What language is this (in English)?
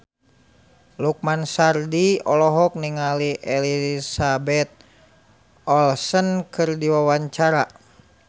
Sundanese